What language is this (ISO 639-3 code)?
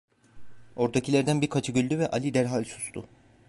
tur